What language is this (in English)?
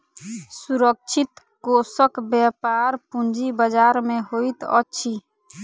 Maithili